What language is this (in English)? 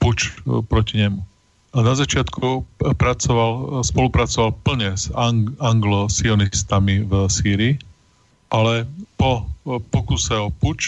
Slovak